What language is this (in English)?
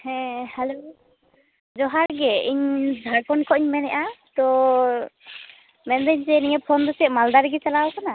Santali